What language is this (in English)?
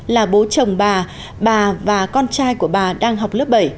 Vietnamese